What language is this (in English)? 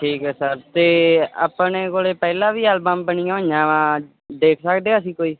Punjabi